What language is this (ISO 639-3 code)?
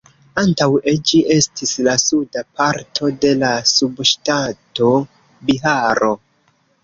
epo